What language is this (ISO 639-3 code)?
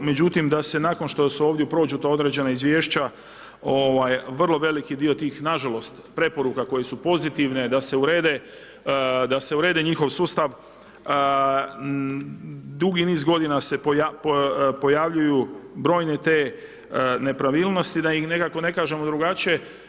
hrv